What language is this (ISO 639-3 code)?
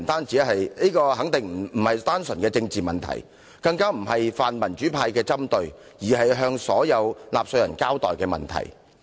yue